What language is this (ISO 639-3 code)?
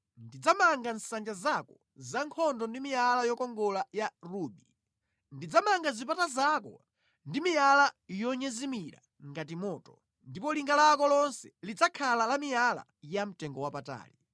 nya